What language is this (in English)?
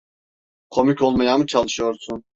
Turkish